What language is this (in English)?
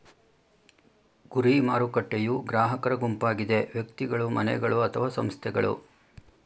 Kannada